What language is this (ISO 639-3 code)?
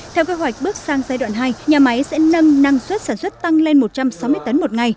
vie